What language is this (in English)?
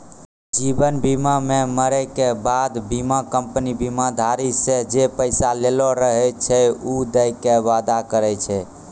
Maithili